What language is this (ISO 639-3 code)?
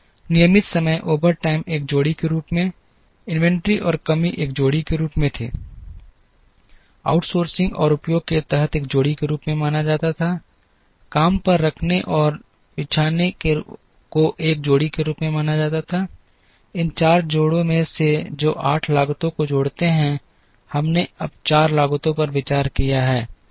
hin